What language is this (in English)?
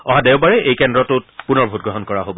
Assamese